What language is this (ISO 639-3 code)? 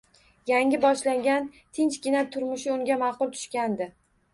uzb